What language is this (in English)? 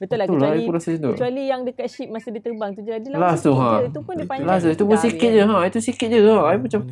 Malay